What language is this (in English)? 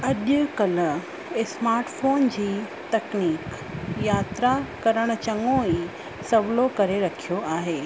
Sindhi